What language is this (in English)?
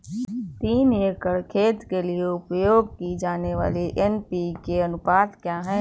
Hindi